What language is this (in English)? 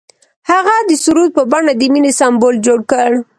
Pashto